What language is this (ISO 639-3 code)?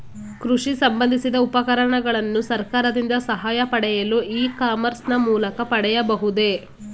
kan